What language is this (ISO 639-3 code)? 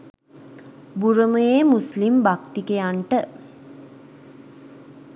sin